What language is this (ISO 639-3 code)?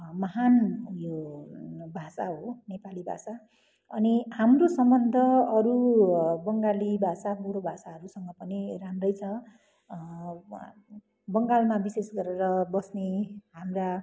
nep